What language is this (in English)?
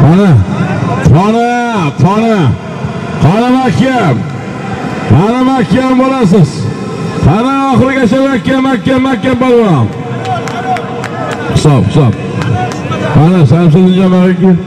Turkish